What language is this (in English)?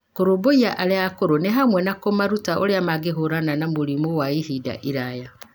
Kikuyu